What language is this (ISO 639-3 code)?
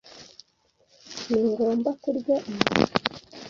kin